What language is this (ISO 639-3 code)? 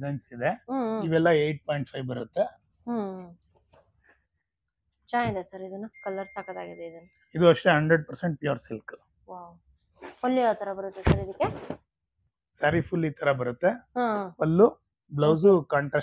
kan